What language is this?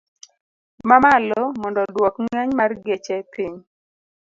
Luo (Kenya and Tanzania)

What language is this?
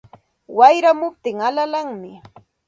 Santa Ana de Tusi Pasco Quechua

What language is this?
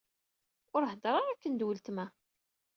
Kabyle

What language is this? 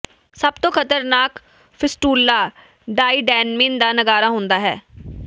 Punjabi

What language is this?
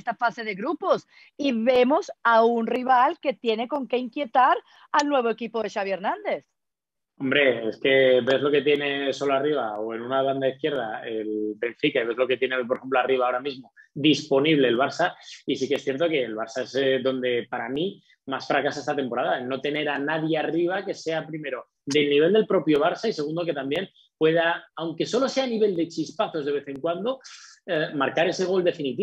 Spanish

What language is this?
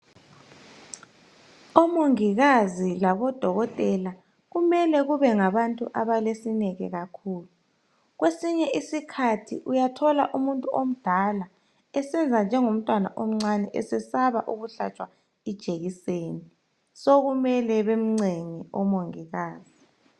North Ndebele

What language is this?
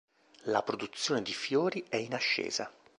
Italian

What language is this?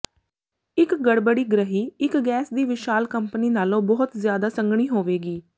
Punjabi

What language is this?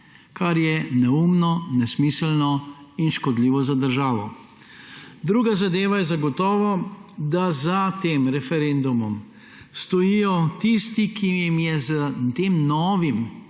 Slovenian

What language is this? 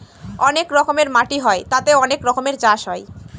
Bangla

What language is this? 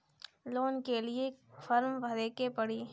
Bhojpuri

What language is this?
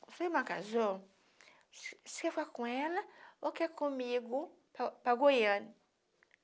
Portuguese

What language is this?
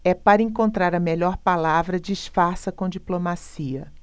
Portuguese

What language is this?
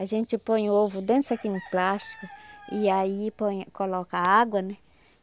Portuguese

